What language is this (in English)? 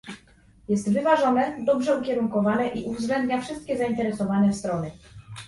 Polish